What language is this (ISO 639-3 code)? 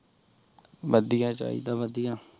pan